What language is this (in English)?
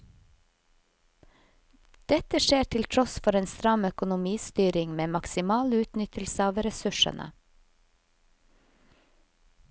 Norwegian